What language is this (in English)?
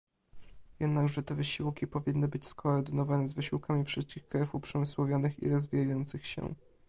Polish